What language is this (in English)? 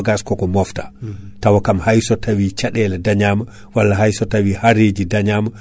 Fula